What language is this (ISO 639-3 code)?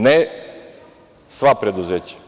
srp